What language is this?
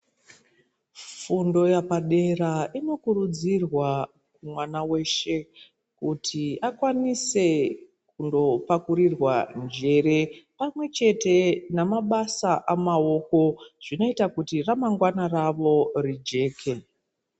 Ndau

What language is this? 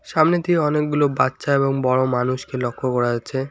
Bangla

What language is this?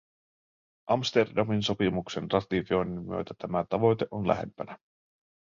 Finnish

